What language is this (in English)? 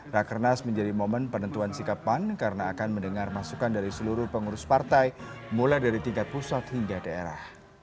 Indonesian